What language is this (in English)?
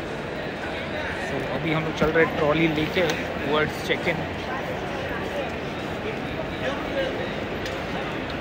Hindi